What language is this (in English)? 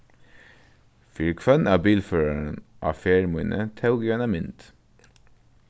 Faroese